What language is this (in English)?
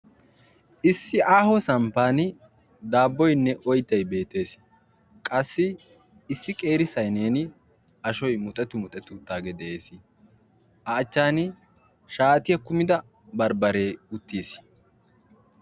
Wolaytta